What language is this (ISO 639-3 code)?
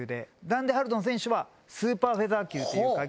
jpn